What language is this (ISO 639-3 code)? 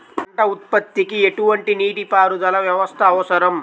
tel